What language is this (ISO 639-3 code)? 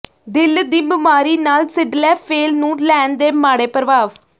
pan